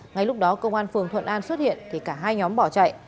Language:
Vietnamese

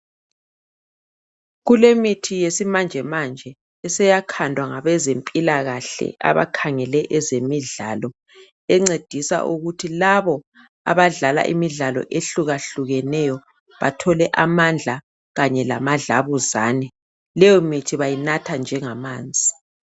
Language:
North Ndebele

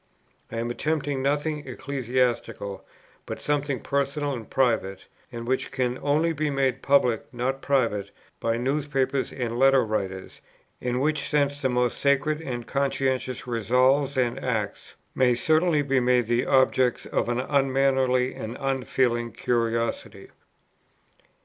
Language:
English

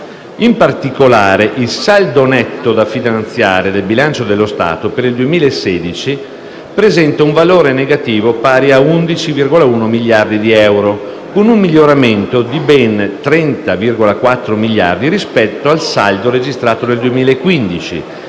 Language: Italian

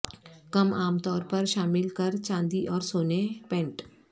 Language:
Urdu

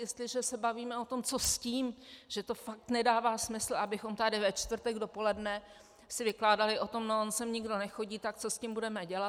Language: Czech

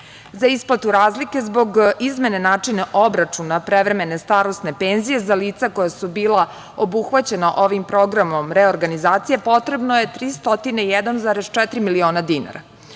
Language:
Serbian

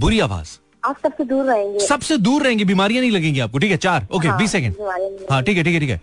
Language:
Hindi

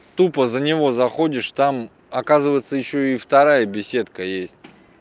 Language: Russian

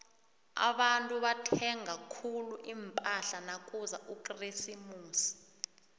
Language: South Ndebele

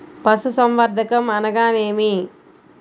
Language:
Telugu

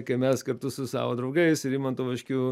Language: Lithuanian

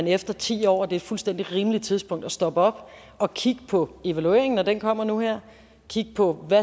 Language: Danish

